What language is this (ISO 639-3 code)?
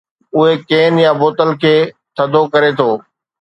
snd